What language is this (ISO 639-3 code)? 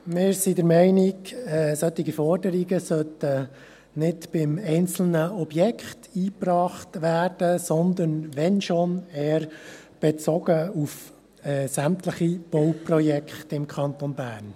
gsw